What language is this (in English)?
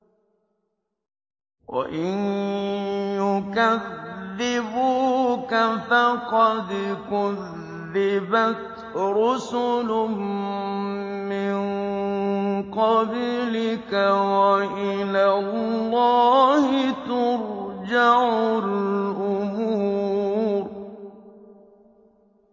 Arabic